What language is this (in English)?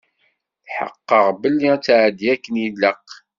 Kabyle